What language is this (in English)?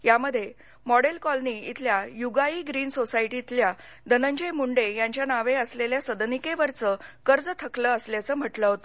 Marathi